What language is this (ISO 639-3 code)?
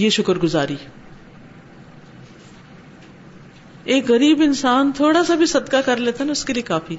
urd